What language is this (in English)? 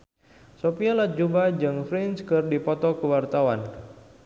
Sundanese